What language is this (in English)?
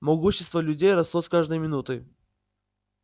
Russian